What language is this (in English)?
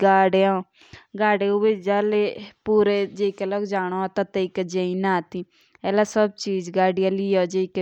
Jaunsari